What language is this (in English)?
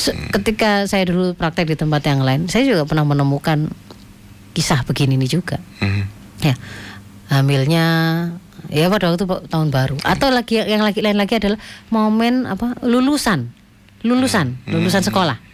Indonesian